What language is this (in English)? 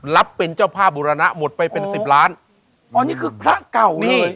Thai